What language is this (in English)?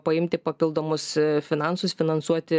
Lithuanian